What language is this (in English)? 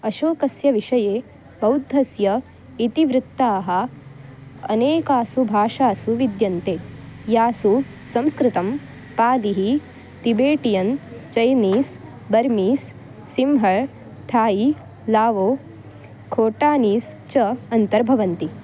Sanskrit